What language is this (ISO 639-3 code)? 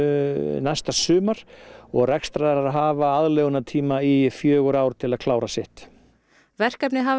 isl